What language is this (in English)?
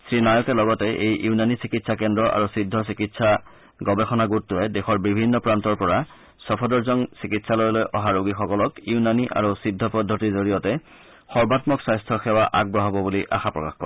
Assamese